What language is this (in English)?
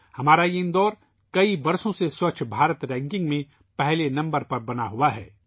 Urdu